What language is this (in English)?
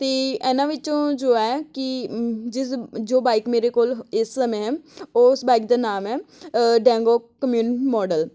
Punjabi